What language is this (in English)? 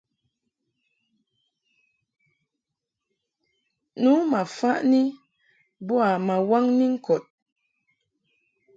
Mungaka